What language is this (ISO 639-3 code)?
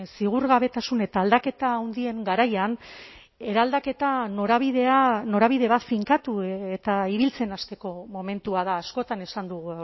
eus